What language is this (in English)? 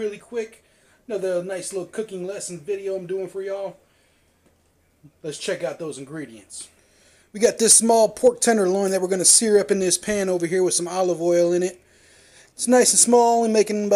English